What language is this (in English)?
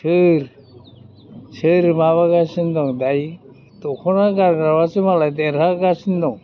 Bodo